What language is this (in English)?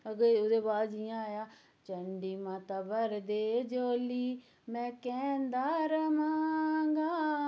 Dogri